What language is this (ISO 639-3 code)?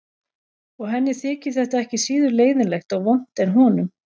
isl